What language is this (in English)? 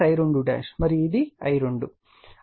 Telugu